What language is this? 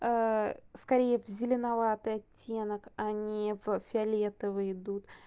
Russian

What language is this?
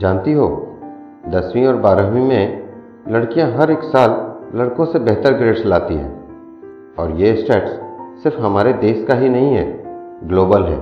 Hindi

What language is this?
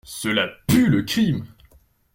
French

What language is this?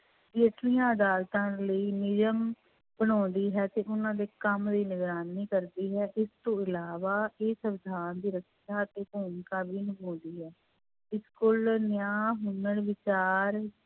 Punjabi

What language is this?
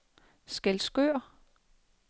Danish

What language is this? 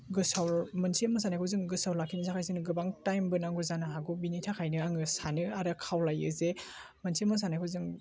Bodo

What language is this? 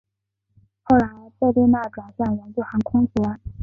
Chinese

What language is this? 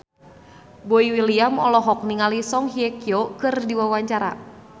Sundanese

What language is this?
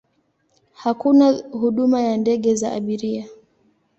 Swahili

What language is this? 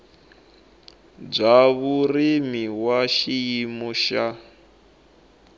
Tsonga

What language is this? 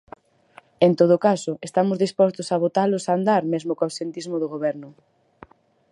Galician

